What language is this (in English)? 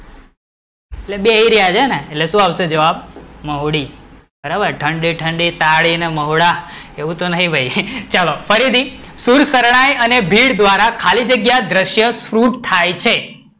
Gujarati